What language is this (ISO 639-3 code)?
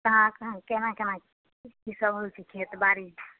mai